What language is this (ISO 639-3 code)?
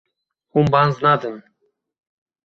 kur